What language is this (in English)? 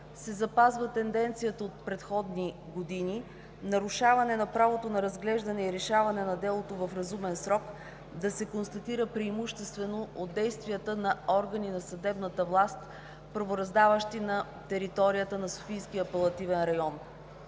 Bulgarian